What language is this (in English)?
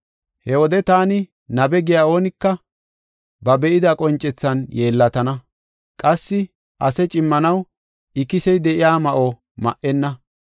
Gofa